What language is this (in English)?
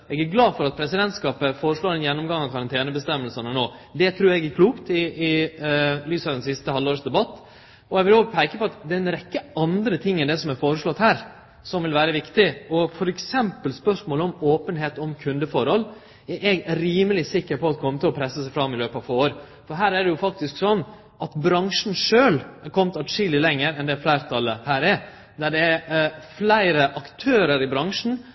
Norwegian Nynorsk